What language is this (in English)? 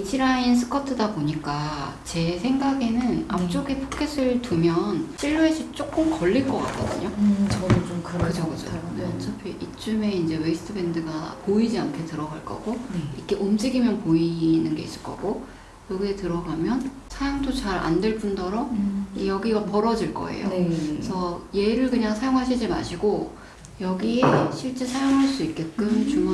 Korean